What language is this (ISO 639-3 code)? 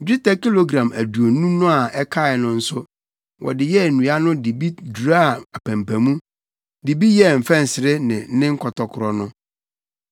aka